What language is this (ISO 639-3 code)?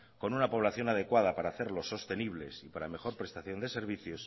spa